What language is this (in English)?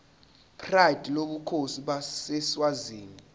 Zulu